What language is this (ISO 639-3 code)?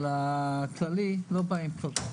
heb